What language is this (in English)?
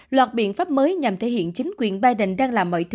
Vietnamese